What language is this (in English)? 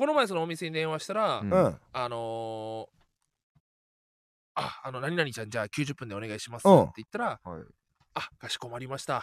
Japanese